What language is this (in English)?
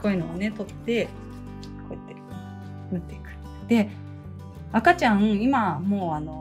Japanese